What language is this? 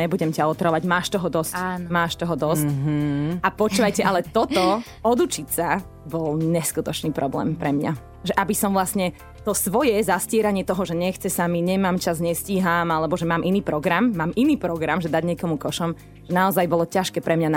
Slovak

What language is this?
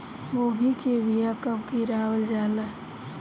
Bhojpuri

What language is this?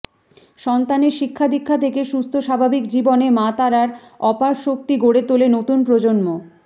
Bangla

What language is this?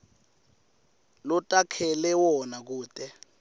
Swati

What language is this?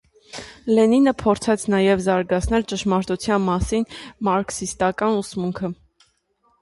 Armenian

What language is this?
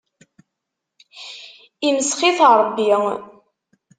Kabyle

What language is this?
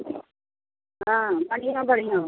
Maithili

